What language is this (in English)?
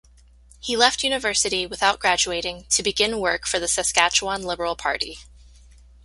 English